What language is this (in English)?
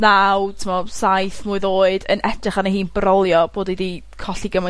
Welsh